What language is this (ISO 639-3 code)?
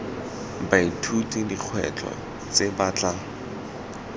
tsn